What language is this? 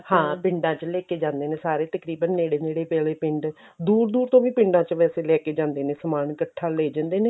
Punjabi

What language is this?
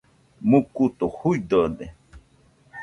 Nüpode Huitoto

